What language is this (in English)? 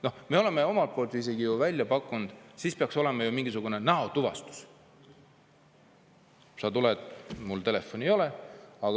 Estonian